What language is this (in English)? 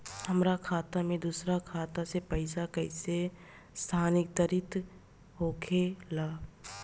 Bhojpuri